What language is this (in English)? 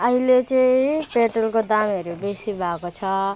Nepali